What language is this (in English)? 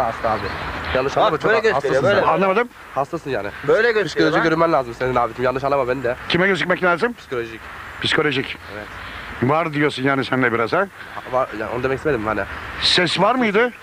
Turkish